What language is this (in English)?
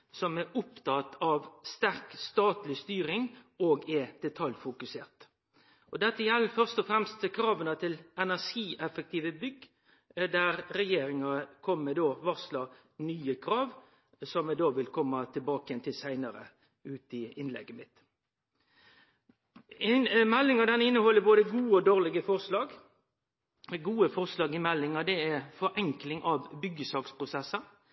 Norwegian Nynorsk